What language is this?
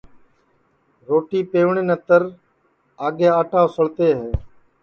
Sansi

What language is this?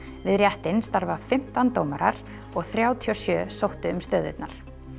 Icelandic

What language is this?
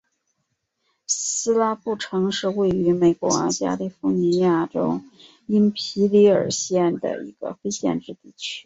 Chinese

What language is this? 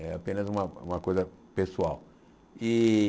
Portuguese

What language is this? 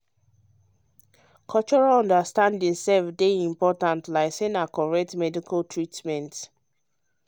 Nigerian Pidgin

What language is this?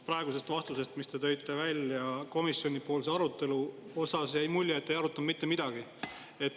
Estonian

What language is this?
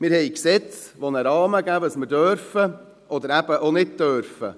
Swiss German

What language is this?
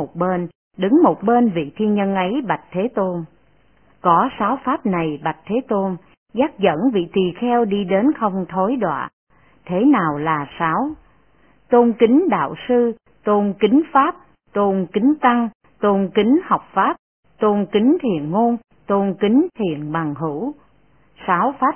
Vietnamese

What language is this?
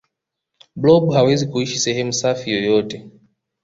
Swahili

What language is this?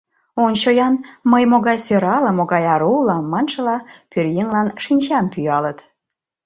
Mari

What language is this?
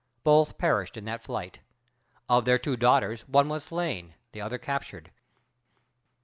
English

